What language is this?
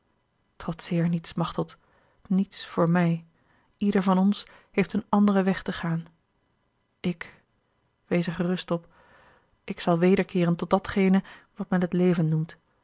Dutch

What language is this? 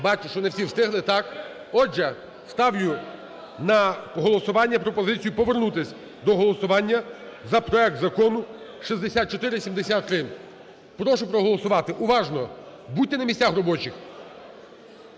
Ukrainian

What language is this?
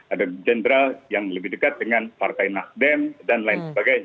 Indonesian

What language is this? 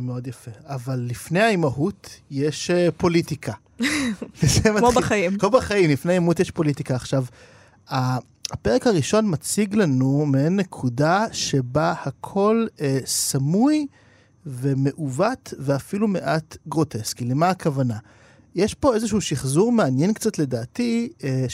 Hebrew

